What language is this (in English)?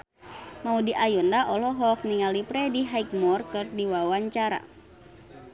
Sundanese